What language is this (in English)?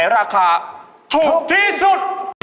Thai